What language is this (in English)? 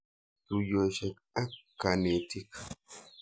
Kalenjin